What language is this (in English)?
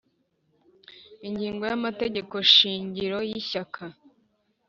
Kinyarwanda